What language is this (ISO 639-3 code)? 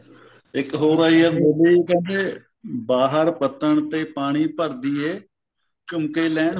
pan